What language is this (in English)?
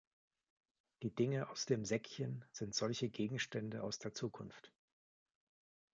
German